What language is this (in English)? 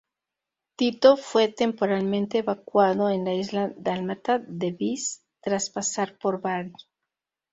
Spanish